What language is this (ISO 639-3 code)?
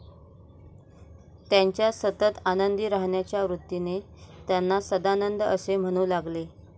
mar